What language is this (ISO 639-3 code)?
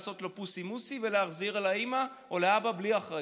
heb